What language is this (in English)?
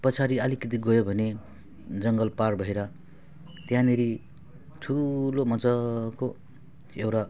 Nepali